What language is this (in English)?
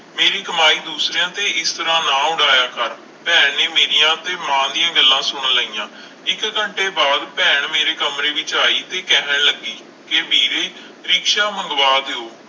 Punjabi